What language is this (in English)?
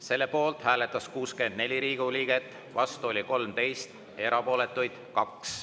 Estonian